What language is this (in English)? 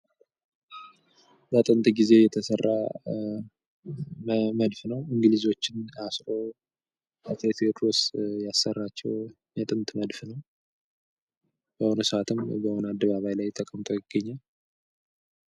Amharic